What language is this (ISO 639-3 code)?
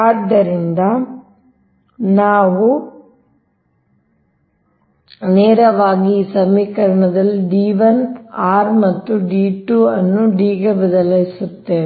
kan